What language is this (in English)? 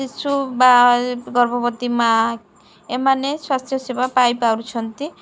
Odia